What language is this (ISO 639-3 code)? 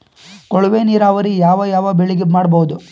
kan